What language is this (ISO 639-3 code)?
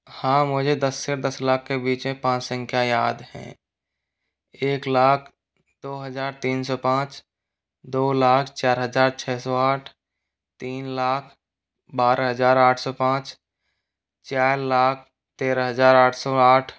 hin